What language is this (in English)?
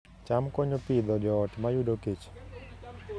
Luo (Kenya and Tanzania)